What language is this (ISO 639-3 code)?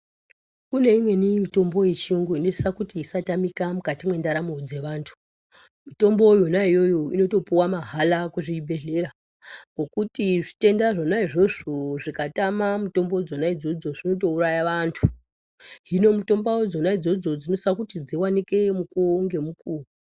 ndc